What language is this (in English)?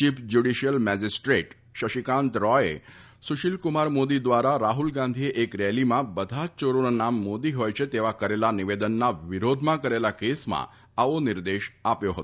Gujarati